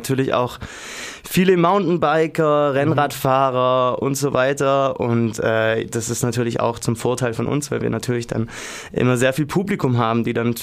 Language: German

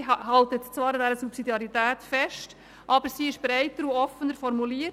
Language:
Swiss German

